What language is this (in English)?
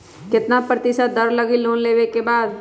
Magahi